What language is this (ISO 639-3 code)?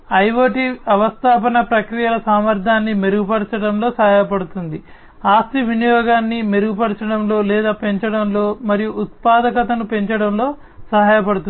tel